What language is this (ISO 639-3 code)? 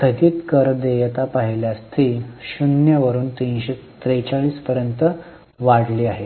mar